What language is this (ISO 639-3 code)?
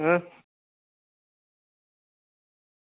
doi